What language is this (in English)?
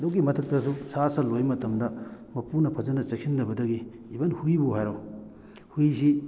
Manipuri